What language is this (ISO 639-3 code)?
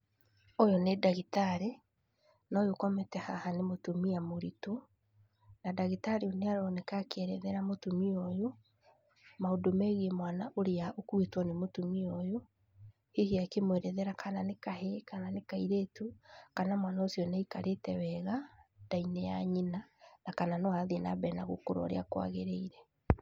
kik